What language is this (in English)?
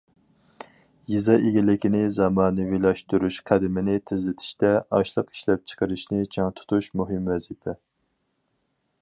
Uyghur